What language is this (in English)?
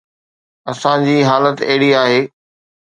Sindhi